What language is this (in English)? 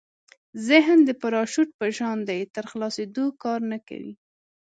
Pashto